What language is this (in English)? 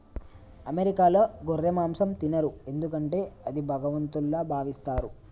Telugu